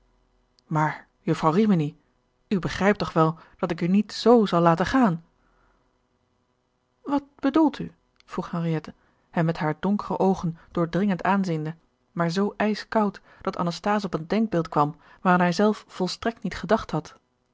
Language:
Dutch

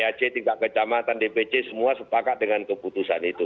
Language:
Indonesian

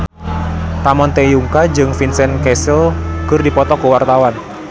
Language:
Sundanese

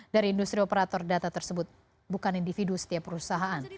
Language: Indonesian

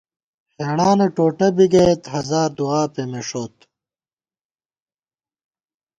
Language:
Gawar-Bati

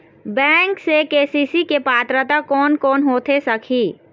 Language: Chhattisgarhi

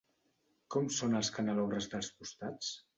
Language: Catalan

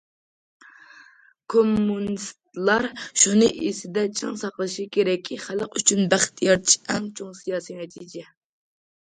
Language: Uyghur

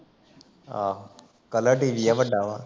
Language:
Punjabi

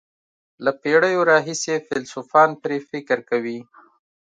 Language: Pashto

